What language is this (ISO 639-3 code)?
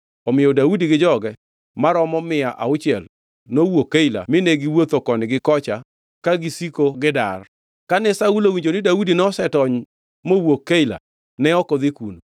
luo